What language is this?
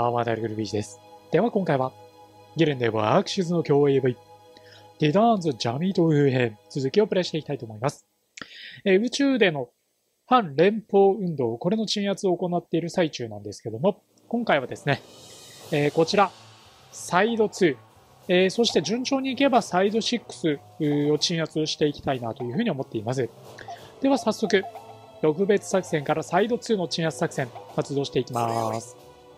Japanese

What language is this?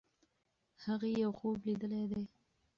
Pashto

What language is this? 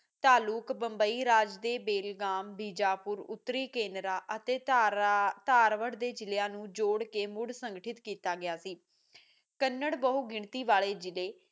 Punjabi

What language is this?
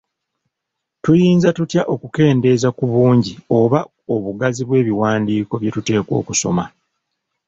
Ganda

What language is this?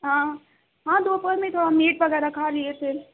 Urdu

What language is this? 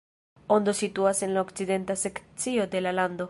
Esperanto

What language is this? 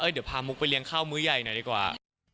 Thai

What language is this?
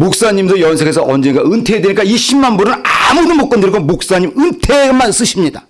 Korean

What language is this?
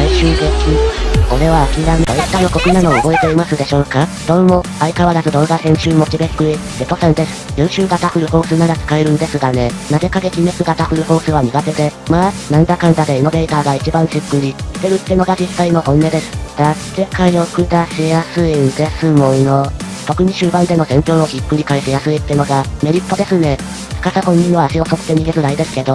Japanese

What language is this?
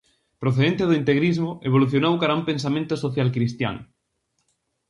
Galician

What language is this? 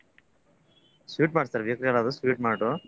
Kannada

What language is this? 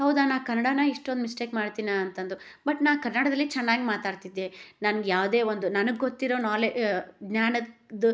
Kannada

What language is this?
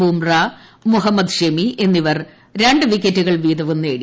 Malayalam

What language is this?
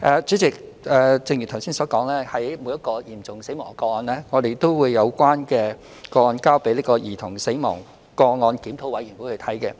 Cantonese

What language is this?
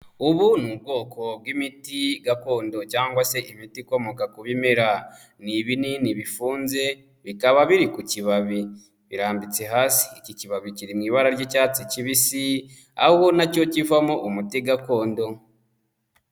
Kinyarwanda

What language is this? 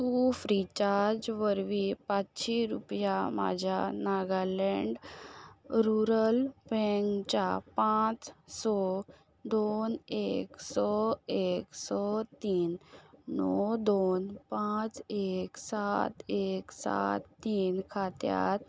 Konkani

